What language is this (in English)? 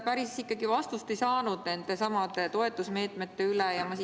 Estonian